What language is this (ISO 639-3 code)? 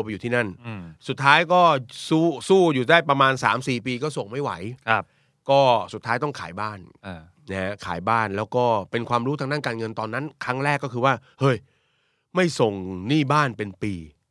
tha